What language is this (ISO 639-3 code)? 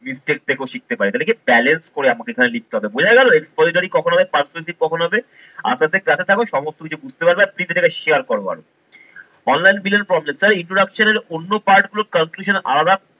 ben